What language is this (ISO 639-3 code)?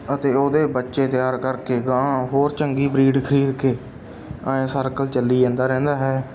pan